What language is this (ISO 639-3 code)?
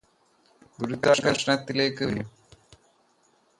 mal